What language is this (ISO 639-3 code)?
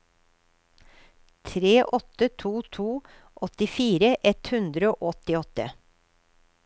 nor